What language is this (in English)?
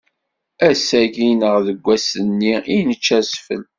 Kabyle